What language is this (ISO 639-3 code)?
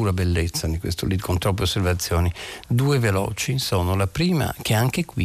ita